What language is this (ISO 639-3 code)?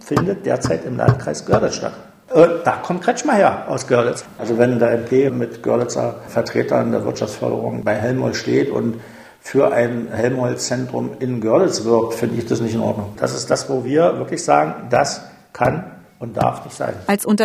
deu